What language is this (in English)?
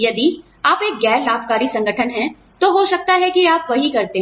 Hindi